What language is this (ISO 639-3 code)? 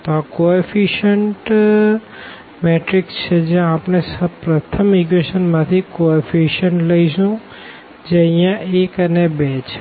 guj